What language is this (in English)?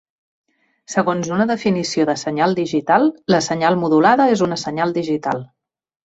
Catalan